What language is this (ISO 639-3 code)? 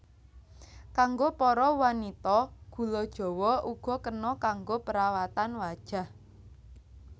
jav